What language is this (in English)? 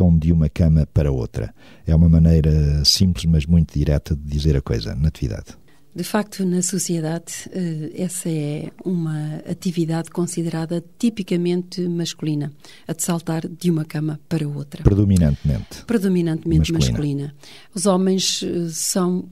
Portuguese